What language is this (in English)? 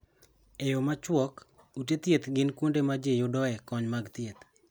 Luo (Kenya and Tanzania)